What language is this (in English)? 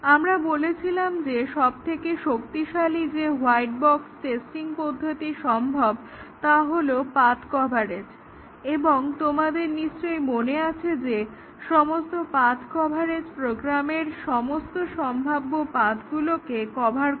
Bangla